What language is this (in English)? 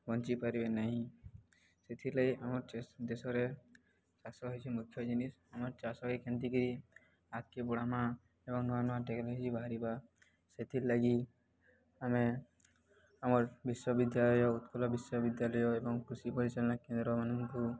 Odia